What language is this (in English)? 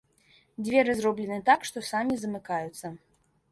Belarusian